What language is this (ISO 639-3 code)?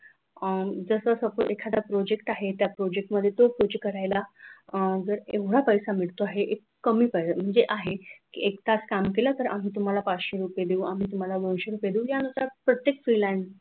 mar